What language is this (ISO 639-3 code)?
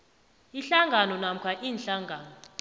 nbl